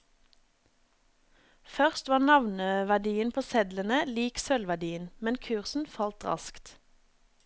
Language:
Norwegian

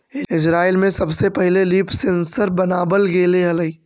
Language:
Magahi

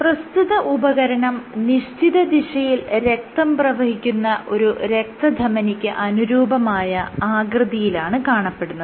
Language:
Malayalam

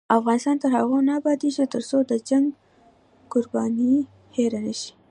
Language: Pashto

